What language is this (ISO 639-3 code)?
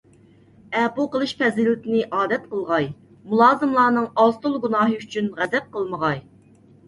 uig